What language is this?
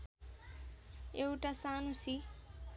Nepali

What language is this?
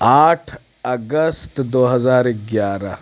Urdu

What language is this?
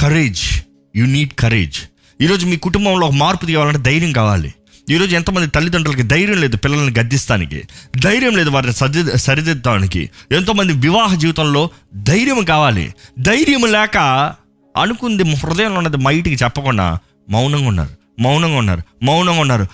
Telugu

